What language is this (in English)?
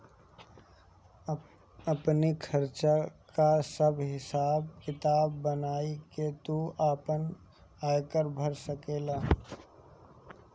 Bhojpuri